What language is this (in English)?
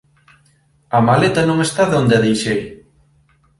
Galician